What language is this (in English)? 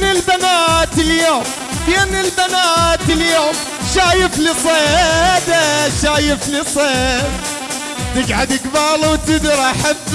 Arabic